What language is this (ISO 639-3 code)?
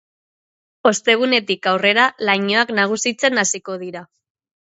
eus